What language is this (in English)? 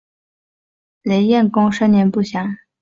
Chinese